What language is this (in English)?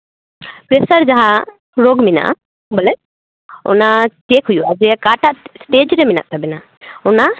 Santali